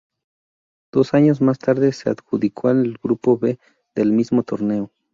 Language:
Spanish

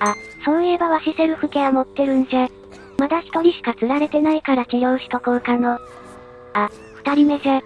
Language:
Japanese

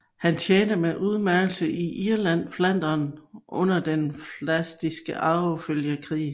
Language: Danish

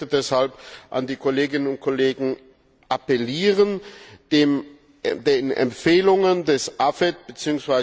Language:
German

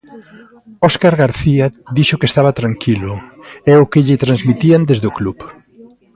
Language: Galician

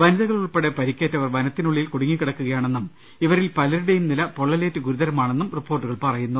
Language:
Malayalam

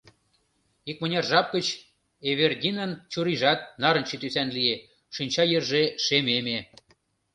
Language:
Mari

